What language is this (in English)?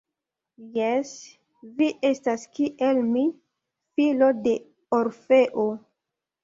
Esperanto